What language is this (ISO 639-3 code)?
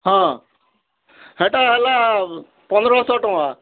ori